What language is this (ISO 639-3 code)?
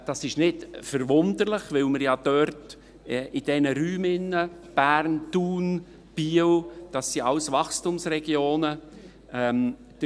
gsw